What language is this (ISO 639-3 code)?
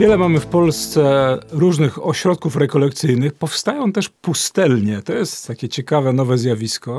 pol